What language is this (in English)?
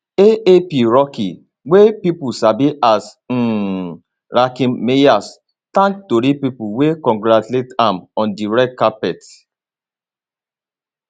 Nigerian Pidgin